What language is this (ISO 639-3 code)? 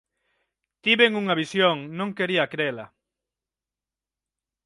glg